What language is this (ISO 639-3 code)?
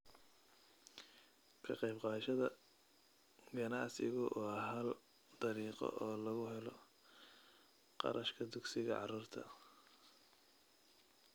som